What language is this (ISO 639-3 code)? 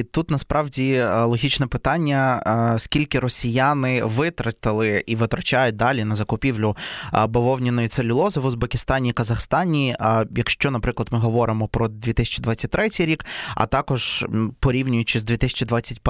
ukr